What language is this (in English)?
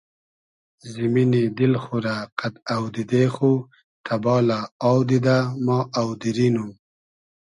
Hazaragi